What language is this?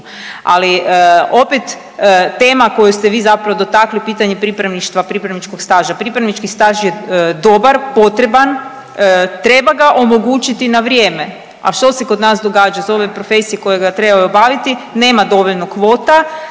Croatian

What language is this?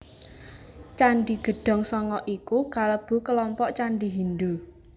Javanese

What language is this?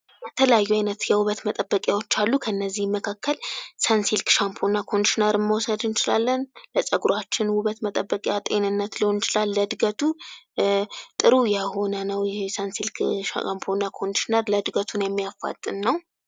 Amharic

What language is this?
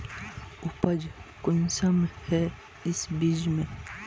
Magahi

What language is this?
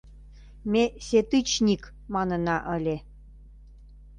Mari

